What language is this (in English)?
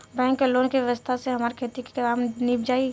Bhojpuri